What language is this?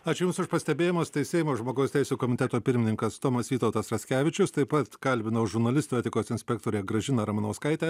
Lithuanian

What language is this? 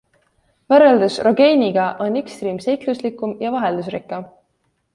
Estonian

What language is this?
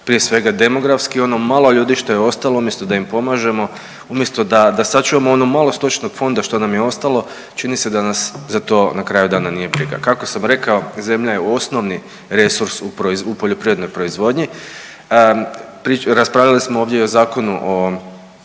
Croatian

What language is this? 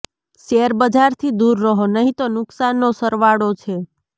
Gujarati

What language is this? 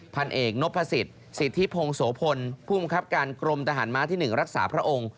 Thai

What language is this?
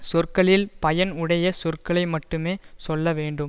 Tamil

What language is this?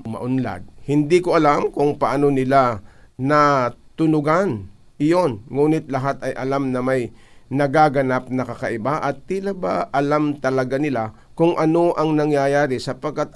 Filipino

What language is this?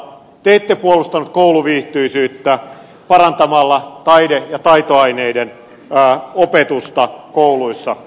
Finnish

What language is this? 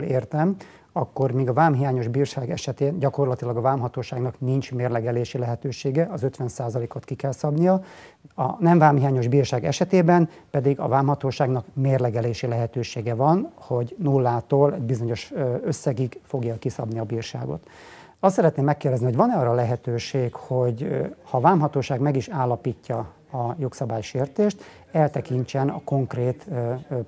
Hungarian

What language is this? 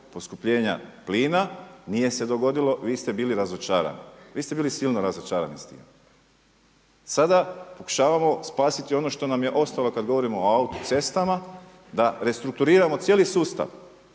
Croatian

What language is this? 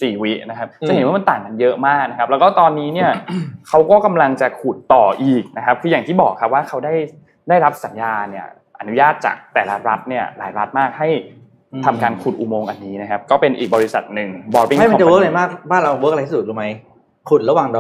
Thai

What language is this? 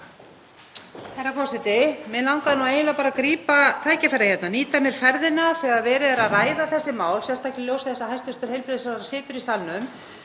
Icelandic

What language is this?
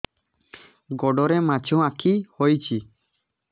Odia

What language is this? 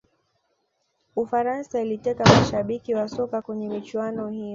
Swahili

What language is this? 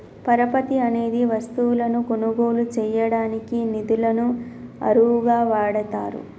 Telugu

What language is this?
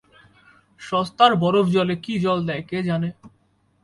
Bangla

